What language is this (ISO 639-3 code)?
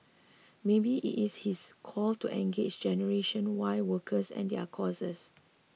eng